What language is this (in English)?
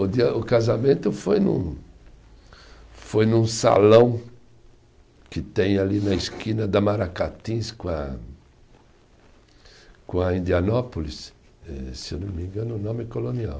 Portuguese